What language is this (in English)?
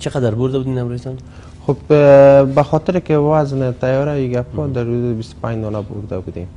Persian